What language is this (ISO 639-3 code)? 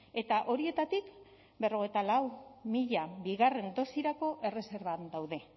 eus